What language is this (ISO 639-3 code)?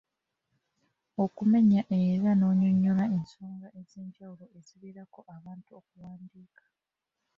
lug